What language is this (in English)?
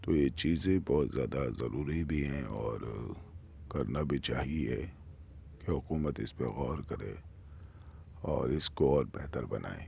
Urdu